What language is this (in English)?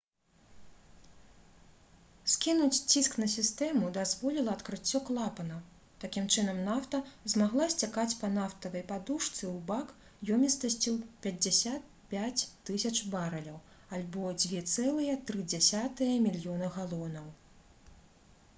Belarusian